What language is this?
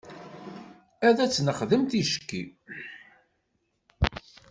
Kabyle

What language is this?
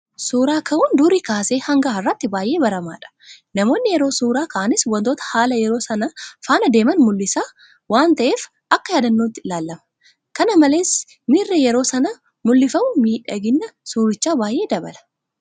Oromo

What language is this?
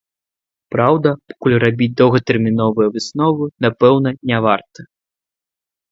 Belarusian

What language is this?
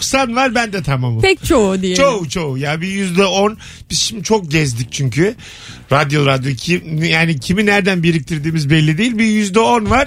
Turkish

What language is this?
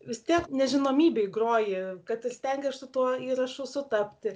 Lithuanian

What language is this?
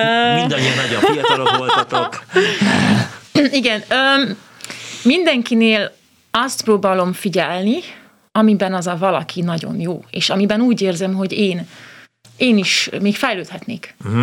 Hungarian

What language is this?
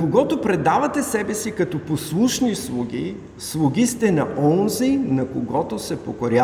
Bulgarian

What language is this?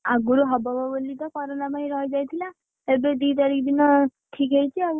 Odia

